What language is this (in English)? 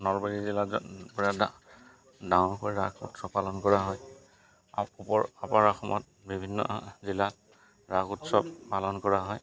Assamese